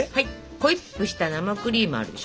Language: Japanese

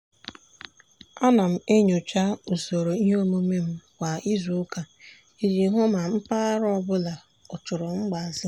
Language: Igbo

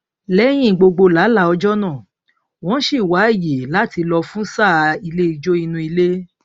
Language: Yoruba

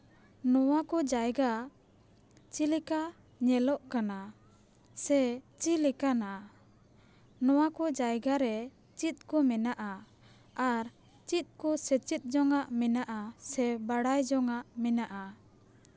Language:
Santali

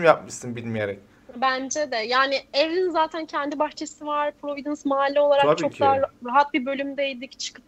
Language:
Turkish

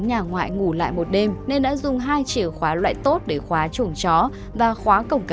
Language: Vietnamese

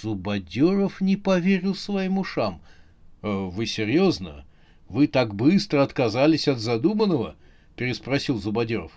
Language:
Russian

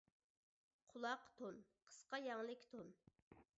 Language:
Uyghur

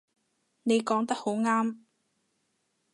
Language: Cantonese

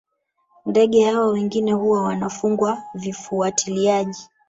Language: Swahili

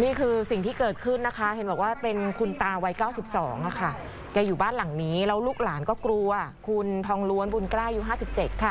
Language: Thai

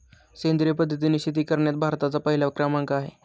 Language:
Marathi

